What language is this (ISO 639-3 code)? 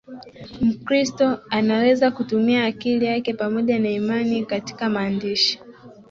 swa